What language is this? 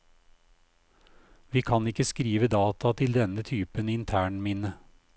Norwegian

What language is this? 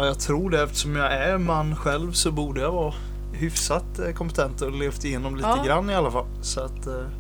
Swedish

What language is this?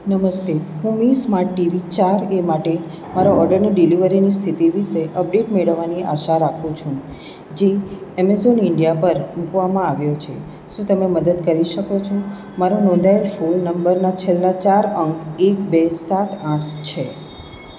Gujarati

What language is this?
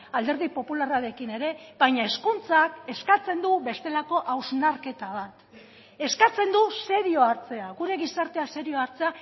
Basque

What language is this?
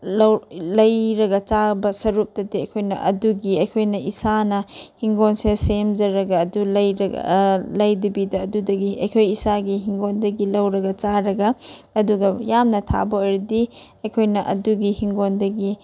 Manipuri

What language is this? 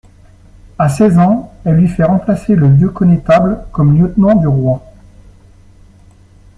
French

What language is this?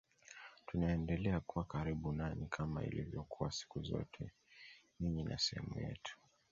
Swahili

